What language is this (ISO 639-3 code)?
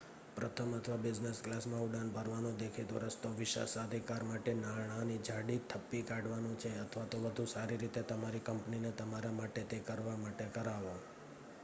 guj